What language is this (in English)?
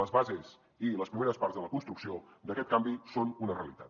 Catalan